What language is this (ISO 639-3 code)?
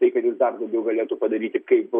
lit